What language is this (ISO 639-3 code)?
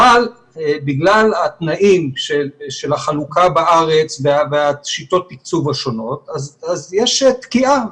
heb